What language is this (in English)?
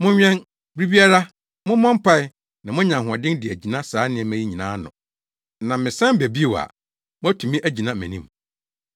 Akan